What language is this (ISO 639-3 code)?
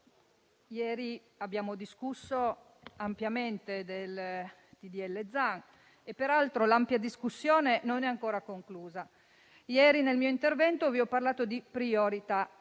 ita